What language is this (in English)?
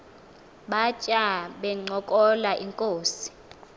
Xhosa